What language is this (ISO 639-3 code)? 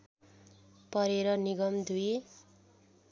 nep